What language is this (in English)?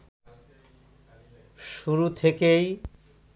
Bangla